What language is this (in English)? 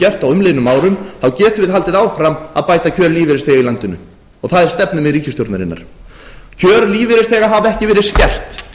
Icelandic